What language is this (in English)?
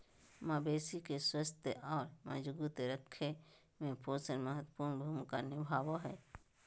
Magahi